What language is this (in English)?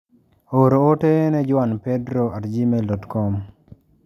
Luo (Kenya and Tanzania)